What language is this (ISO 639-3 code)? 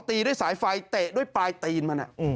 tha